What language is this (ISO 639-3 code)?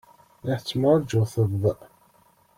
kab